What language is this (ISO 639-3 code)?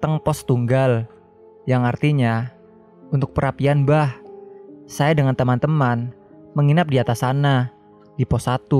ind